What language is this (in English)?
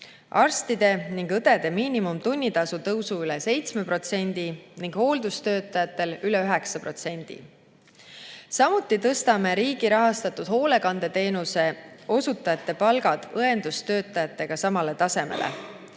Estonian